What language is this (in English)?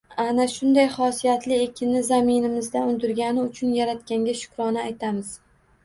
Uzbek